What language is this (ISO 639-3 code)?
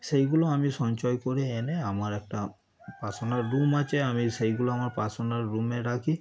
ben